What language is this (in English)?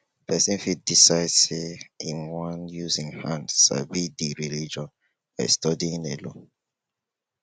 Nigerian Pidgin